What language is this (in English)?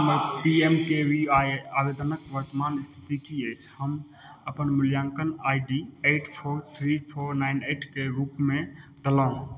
Maithili